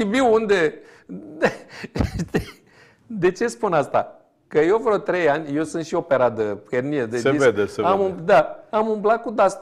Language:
Romanian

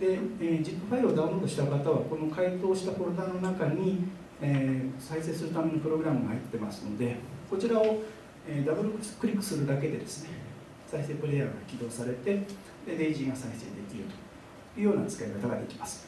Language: Japanese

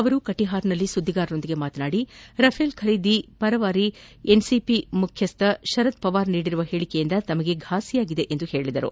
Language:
Kannada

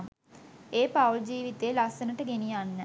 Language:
Sinhala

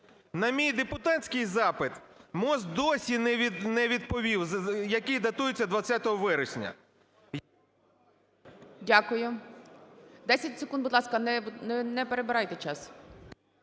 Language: Ukrainian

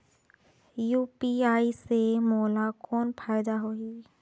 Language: Chhattisgarhi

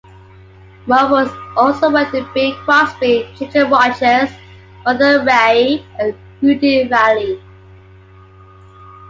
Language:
English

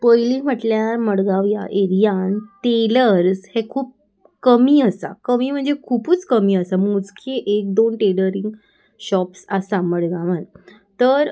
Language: Konkani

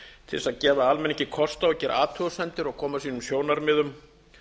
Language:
Icelandic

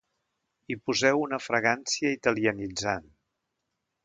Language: Catalan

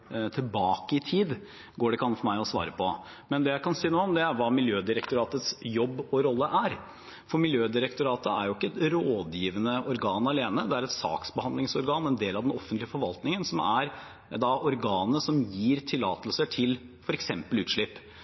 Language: Norwegian Bokmål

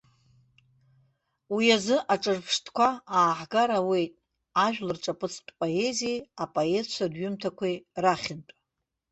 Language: Abkhazian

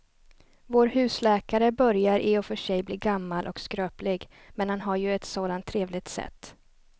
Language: Swedish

